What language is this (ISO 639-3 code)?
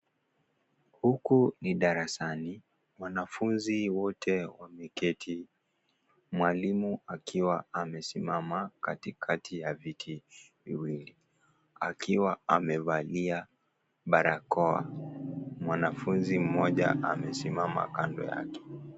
swa